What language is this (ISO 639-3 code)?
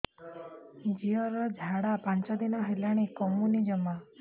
ori